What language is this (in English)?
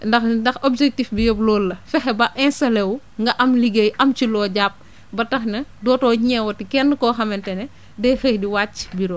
Wolof